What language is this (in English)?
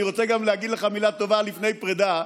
Hebrew